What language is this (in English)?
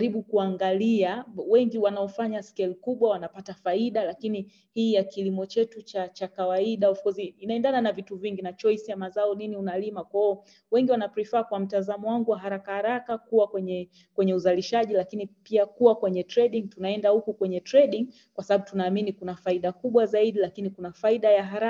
Swahili